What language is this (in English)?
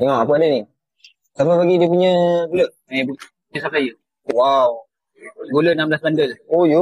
Malay